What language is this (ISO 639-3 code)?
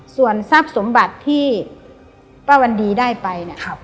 tha